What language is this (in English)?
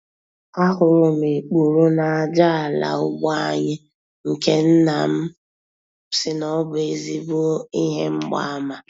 Igbo